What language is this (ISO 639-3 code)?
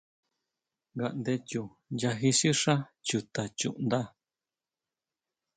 mau